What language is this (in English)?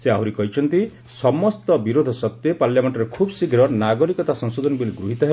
Odia